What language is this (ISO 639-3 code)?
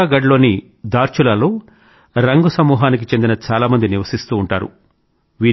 tel